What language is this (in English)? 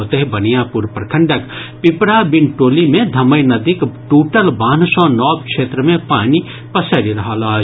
Maithili